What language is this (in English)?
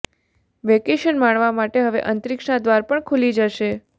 Gujarati